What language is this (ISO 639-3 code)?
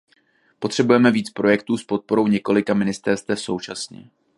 ces